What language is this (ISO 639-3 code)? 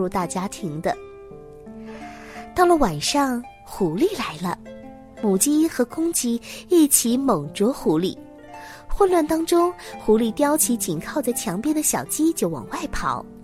zho